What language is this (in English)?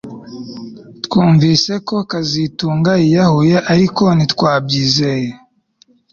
Kinyarwanda